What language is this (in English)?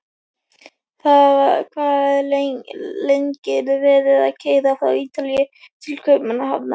Icelandic